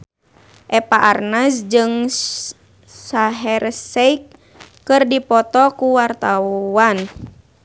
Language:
Sundanese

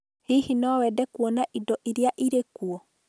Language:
Kikuyu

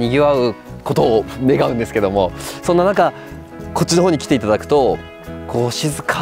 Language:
Japanese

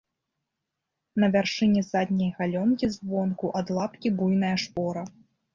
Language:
Belarusian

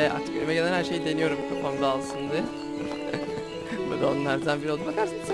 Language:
Turkish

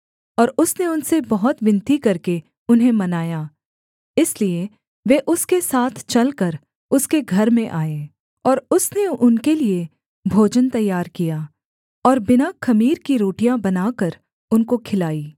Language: Hindi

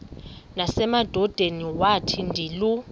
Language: Xhosa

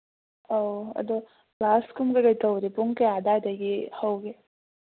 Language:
Manipuri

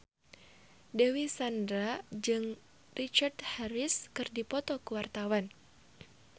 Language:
Sundanese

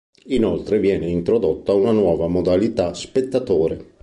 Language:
Italian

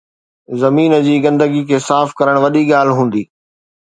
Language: Sindhi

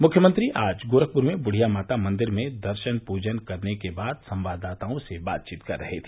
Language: Hindi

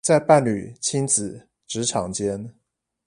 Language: Chinese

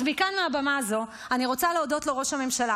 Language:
Hebrew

